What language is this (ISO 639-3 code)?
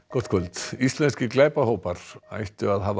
isl